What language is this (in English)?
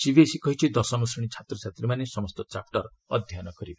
Odia